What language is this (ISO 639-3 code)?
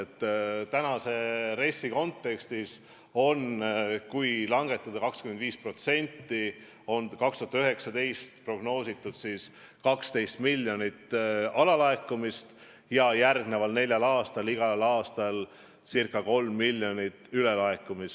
est